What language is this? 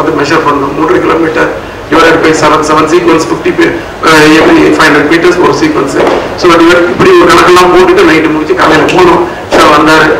Tamil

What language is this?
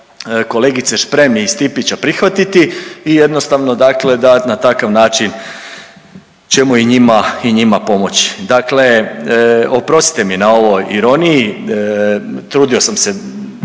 Croatian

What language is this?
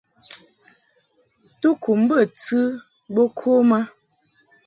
Mungaka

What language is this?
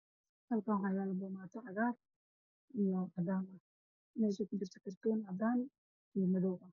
Somali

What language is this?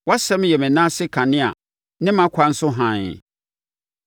Akan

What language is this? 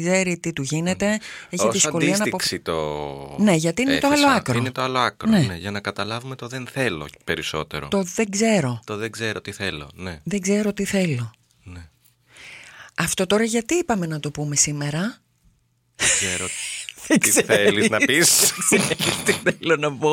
Greek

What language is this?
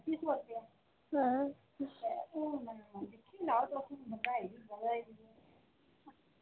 Dogri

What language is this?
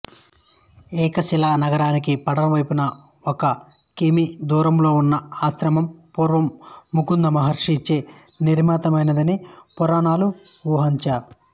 Telugu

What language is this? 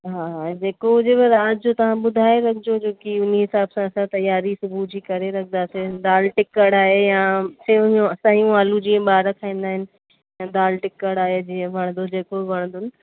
Sindhi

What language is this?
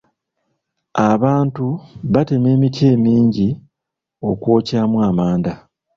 Ganda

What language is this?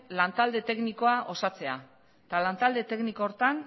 Basque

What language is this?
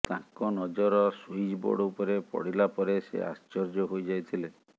Odia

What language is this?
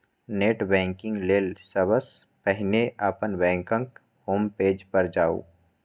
Maithili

